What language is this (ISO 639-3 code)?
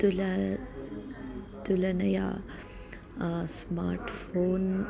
san